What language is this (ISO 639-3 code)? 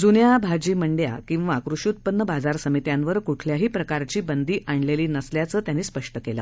mar